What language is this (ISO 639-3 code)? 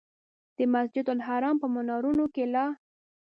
pus